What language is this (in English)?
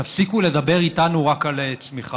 Hebrew